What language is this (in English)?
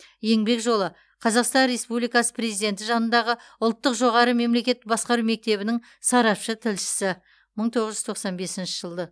Kazakh